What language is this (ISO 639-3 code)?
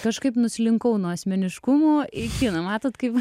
lit